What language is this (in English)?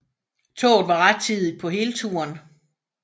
Danish